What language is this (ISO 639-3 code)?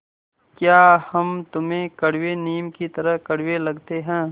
hin